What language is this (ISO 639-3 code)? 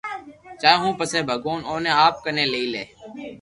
lrk